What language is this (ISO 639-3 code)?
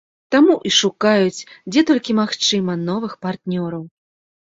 bel